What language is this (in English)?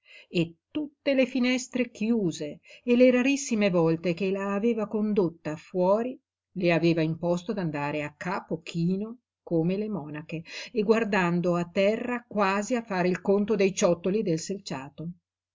Italian